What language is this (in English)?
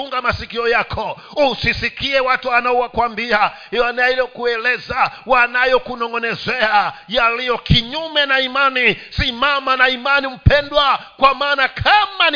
Swahili